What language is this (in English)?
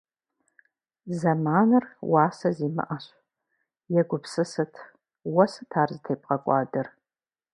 Kabardian